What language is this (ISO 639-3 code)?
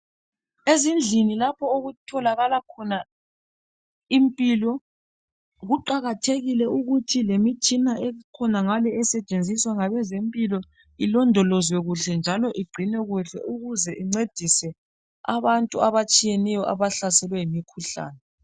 nde